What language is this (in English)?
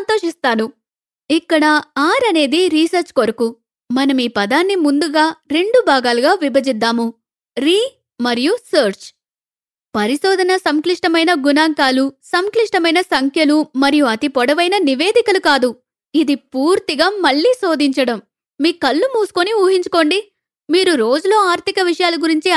Telugu